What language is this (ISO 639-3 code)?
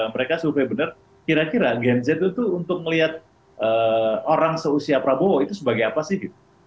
ind